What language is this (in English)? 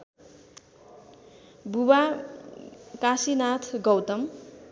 Nepali